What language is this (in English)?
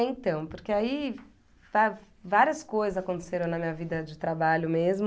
Portuguese